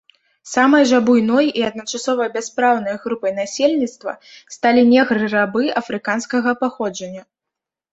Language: Belarusian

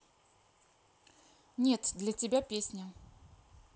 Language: Russian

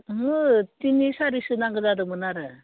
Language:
Bodo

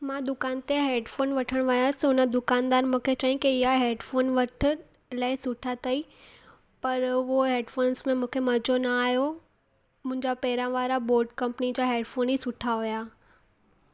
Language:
Sindhi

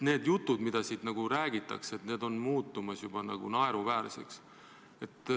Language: Estonian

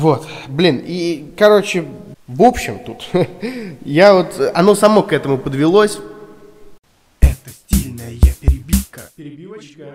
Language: Russian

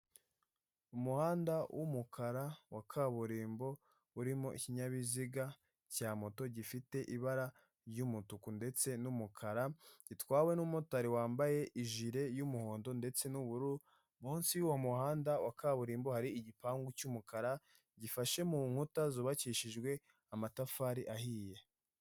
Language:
Kinyarwanda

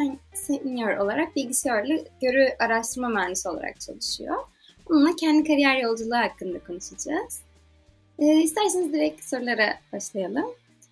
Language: Turkish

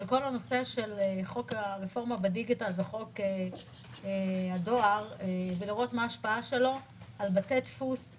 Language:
Hebrew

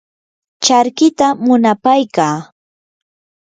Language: Yanahuanca Pasco Quechua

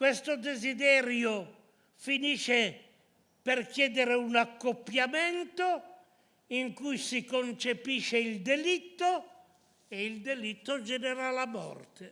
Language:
Italian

